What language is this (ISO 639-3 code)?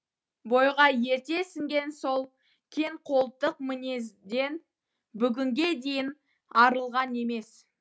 kaz